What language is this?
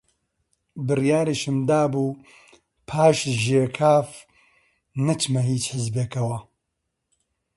Central Kurdish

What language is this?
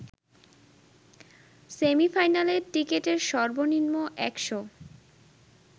Bangla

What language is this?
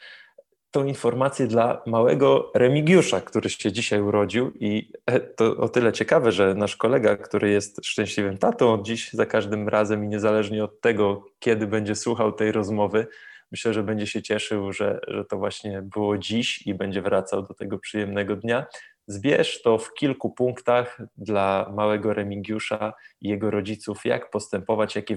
Polish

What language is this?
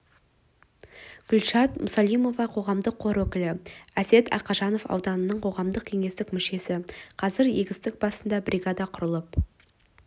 Kazakh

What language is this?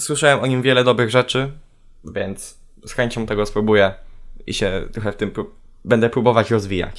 Polish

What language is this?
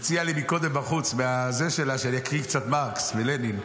Hebrew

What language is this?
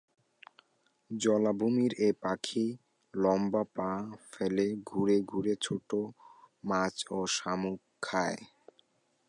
Bangla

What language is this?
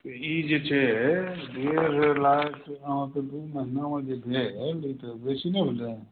Maithili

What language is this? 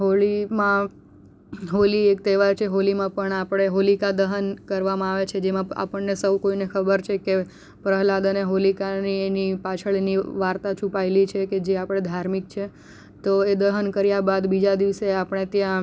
Gujarati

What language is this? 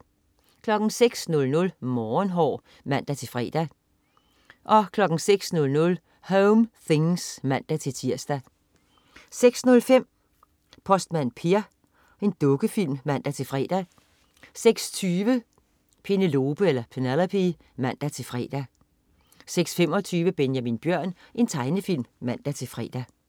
Danish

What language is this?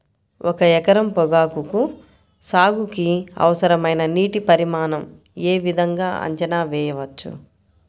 Telugu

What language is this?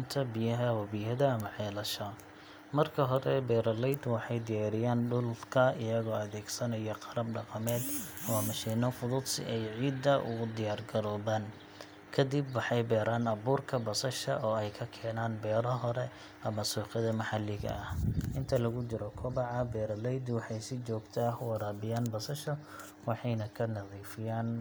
Somali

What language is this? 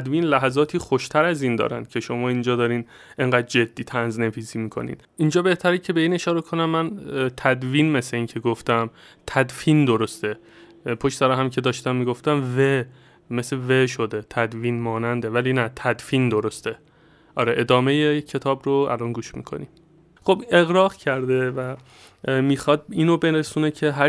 Persian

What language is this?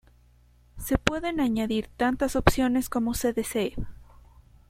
Spanish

